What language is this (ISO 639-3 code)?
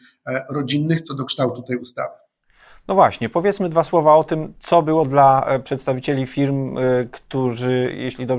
pol